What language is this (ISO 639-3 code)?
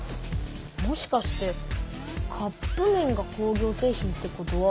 jpn